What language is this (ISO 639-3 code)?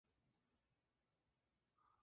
spa